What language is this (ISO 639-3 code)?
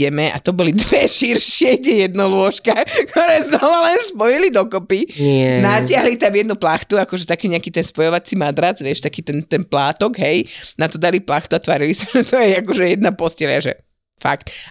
slk